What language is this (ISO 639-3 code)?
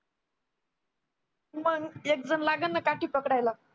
mar